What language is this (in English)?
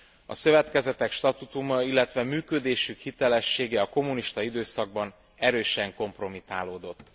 Hungarian